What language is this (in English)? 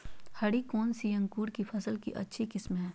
Magahi